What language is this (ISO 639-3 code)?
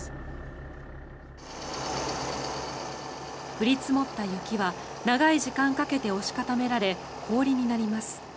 jpn